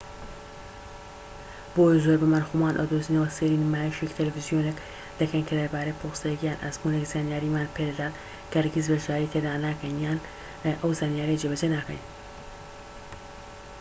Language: Central Kurdish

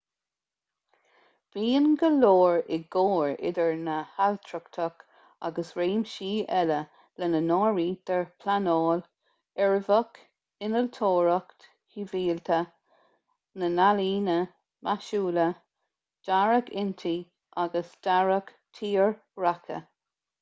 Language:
Irish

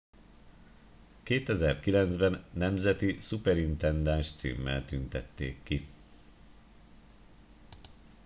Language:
Hungarian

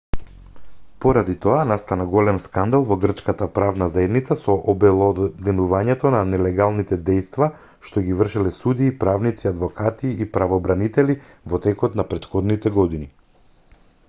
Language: Macedonian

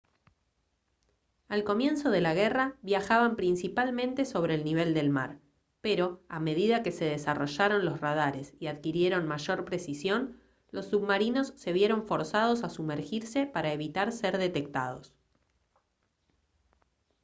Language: Spanish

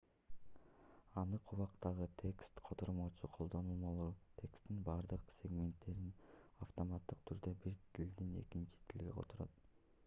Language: Kyrgyz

